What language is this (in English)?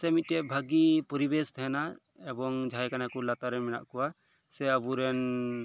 Santali